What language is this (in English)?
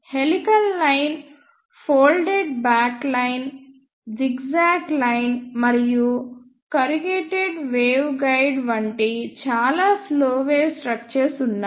Telugu